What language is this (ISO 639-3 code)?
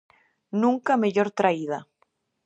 glg